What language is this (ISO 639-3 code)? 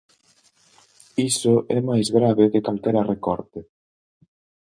glg